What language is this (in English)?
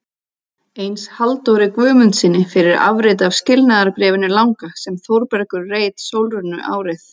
Icelandic